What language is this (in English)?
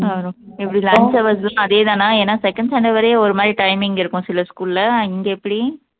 Tamil